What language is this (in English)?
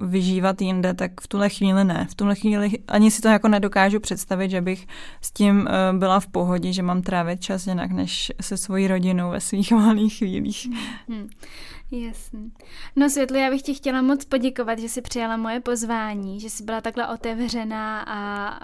Czech